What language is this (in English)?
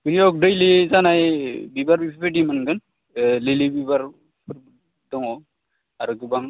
Bodo